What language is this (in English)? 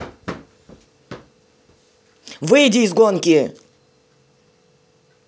Russian